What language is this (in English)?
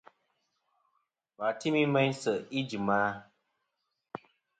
Kom